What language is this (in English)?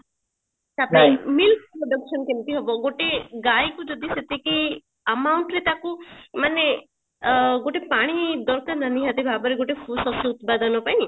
Odia